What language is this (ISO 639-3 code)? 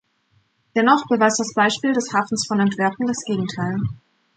deu